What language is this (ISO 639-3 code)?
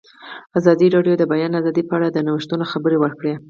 pus